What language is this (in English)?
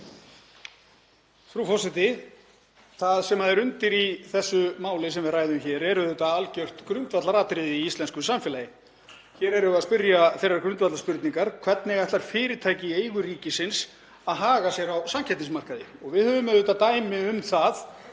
Icelandic